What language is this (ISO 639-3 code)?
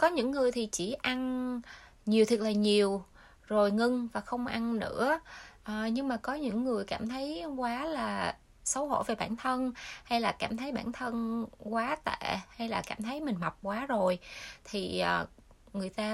vie